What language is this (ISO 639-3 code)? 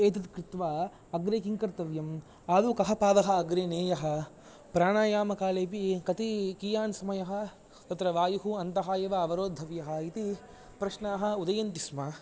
san